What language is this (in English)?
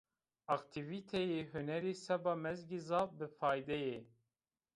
Zaza